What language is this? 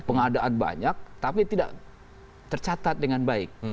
Indonesian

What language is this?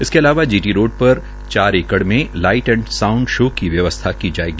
Hindi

